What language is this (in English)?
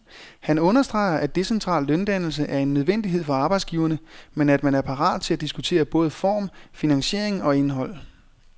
Danish